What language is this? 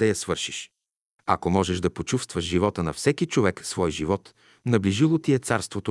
Bulgarian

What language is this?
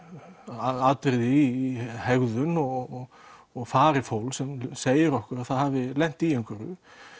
Icelandic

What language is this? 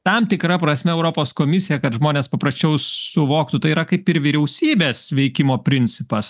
Lithuanian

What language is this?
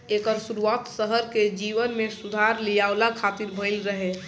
Bhojpuri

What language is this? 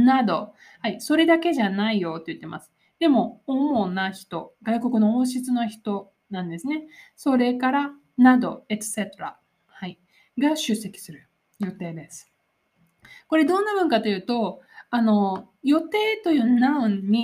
Japanese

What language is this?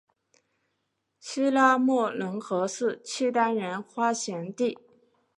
Chinese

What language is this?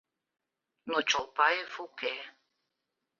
Mari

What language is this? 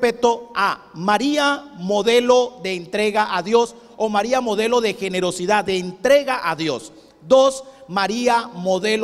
Spanish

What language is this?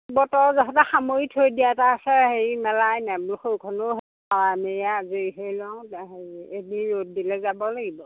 Assamese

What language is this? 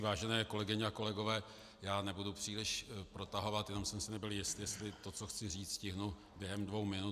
Czech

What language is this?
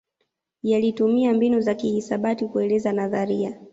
Swahili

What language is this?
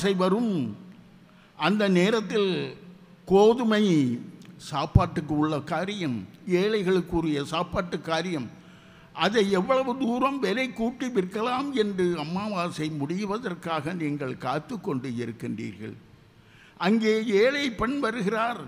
Tamil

